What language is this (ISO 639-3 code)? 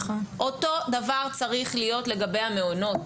heb